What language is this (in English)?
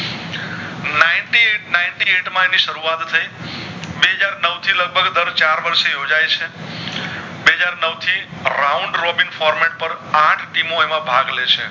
Gujarati